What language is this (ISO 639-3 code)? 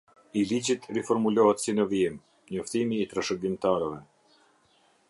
sqi